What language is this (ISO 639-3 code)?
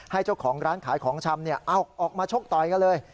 tha